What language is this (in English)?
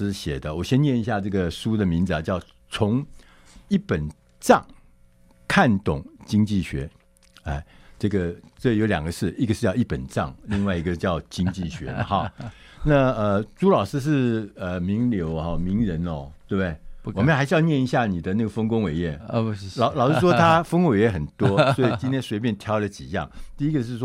Chinese